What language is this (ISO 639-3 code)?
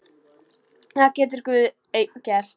isl